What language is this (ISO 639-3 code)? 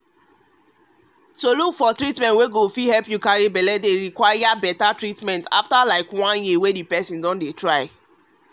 pcm